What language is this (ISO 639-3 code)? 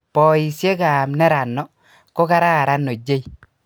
kln